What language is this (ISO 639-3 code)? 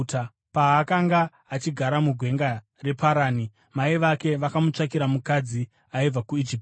sna